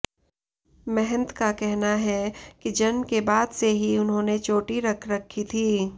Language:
Hindi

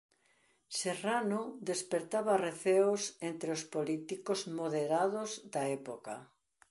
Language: Galician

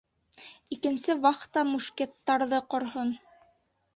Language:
Bashkir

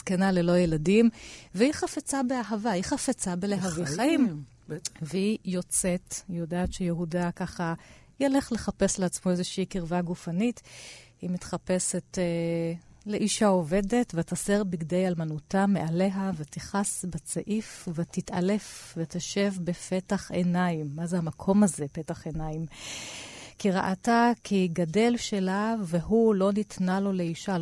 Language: Hebrew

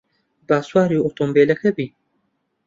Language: Central Kurdish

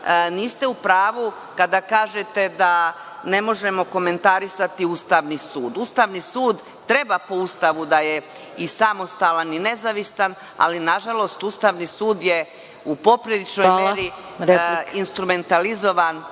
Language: Serbian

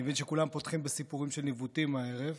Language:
Hebrew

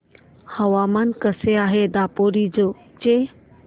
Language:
Marathi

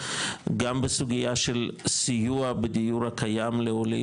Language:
Hebrew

